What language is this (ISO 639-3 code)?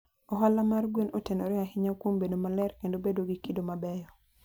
luo